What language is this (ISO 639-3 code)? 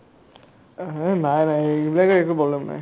asm